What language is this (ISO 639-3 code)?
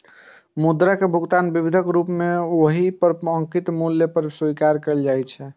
mai